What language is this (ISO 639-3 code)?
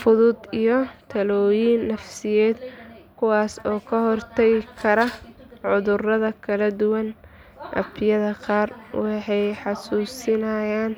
som